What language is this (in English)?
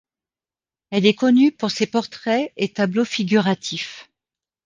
French